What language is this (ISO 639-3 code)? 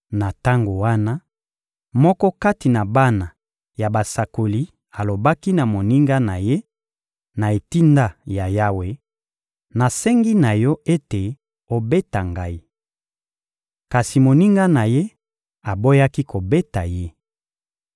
lin